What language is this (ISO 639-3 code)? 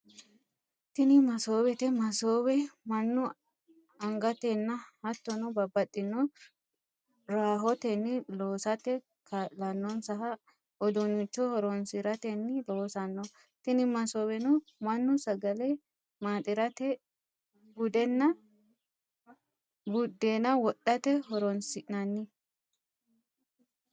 sid